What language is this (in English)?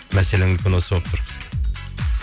Kazakh